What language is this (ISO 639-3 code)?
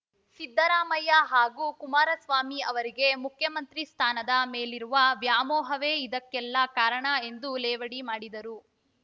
kan